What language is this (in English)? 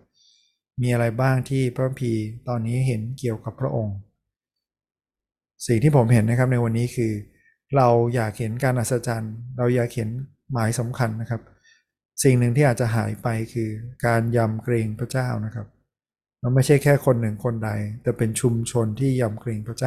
Thai